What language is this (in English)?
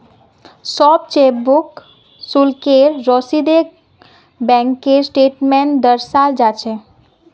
Magahi